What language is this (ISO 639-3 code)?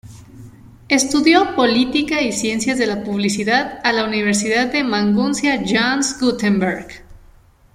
spa